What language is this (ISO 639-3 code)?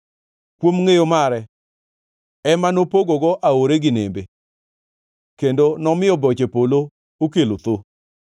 luo